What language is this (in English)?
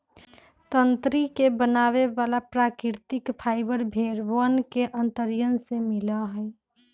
Magahi